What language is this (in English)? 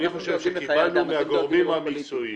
Hebrew